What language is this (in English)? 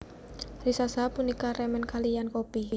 Javanese